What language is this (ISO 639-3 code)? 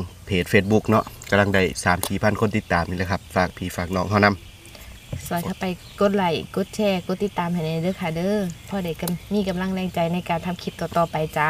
tha